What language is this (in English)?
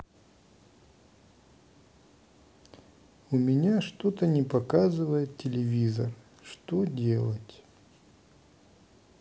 Russian